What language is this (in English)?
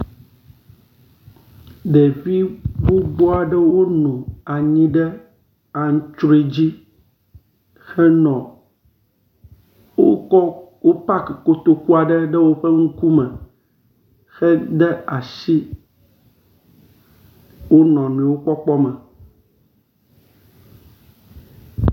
Ewe